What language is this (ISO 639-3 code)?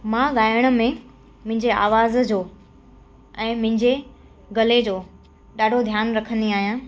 snd